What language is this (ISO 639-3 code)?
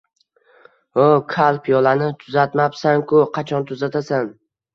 uzb